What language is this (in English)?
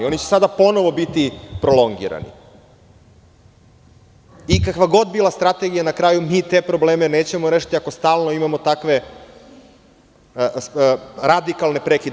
Serbian